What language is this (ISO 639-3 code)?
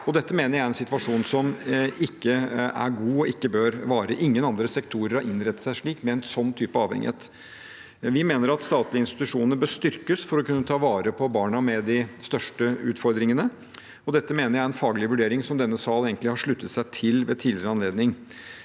nor